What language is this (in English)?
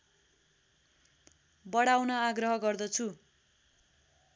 Nepali